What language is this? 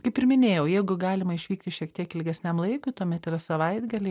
Lithuanian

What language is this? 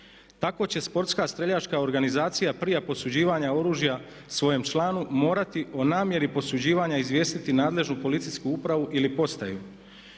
Croatian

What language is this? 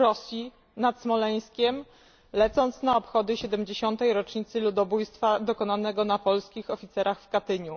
Polish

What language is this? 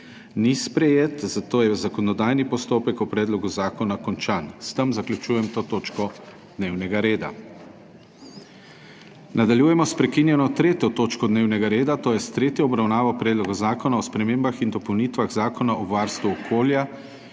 Slovenian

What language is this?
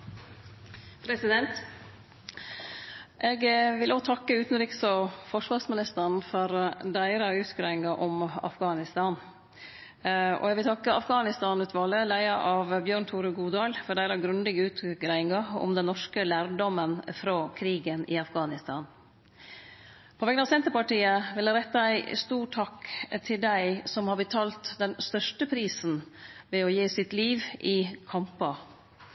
Norwegian Nynorsk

